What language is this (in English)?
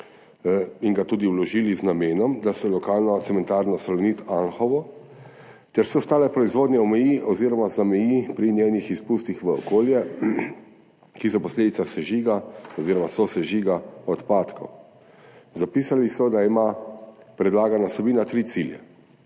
Slovenian